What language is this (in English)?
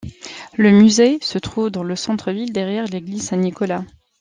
French